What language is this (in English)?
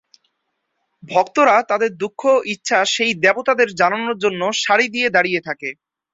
Bangla